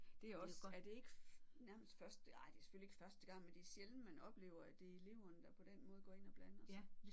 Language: Danish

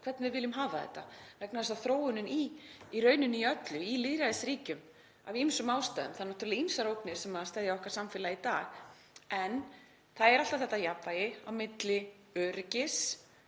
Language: Icelandic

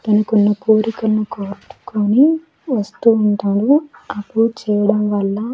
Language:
Telugu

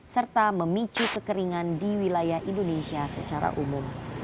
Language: Indonesian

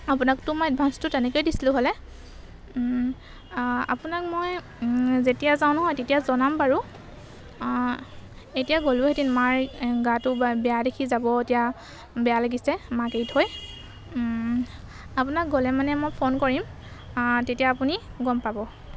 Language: Assamese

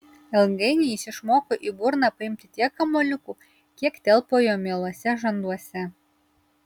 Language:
Lithuanian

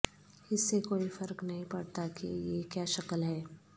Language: Urdu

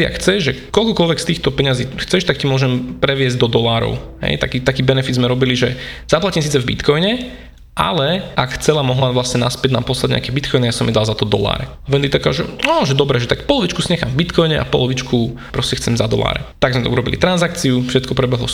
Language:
Slovak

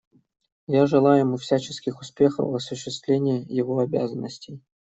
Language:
Russian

